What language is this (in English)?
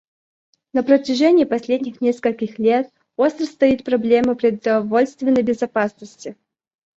Russian